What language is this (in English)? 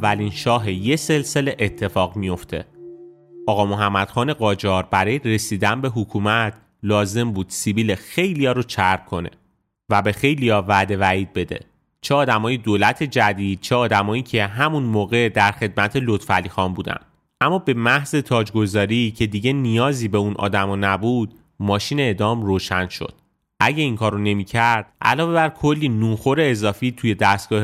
Persian